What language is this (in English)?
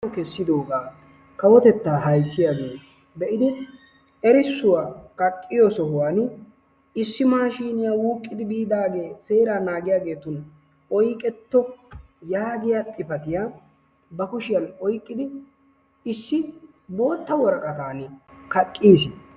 Wolaytta